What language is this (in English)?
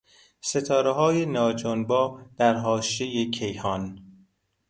Persian